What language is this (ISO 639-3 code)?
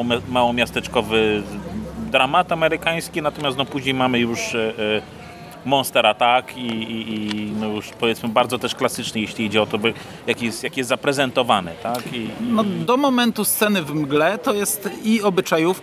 pol